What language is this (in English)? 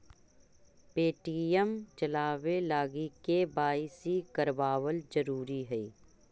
Magahi